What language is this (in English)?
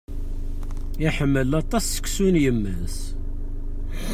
Kabyle